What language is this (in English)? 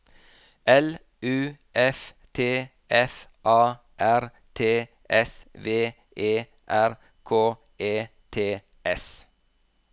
Norwegian